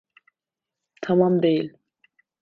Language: Turkish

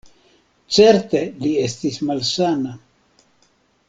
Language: Esperanto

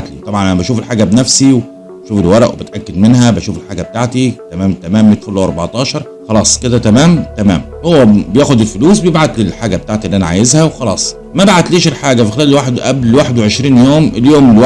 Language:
Arabic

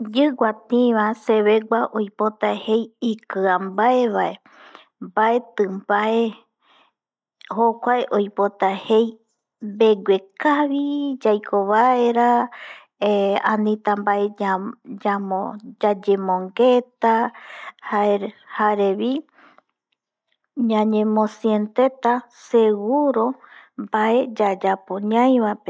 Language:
Eastern Bolivian Guaraní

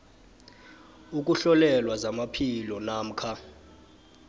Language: South Ndebele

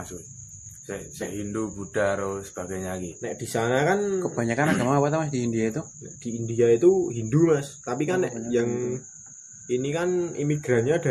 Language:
Indonesian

